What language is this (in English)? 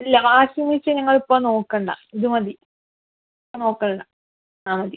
Malayalam